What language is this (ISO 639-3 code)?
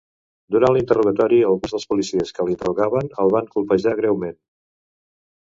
cat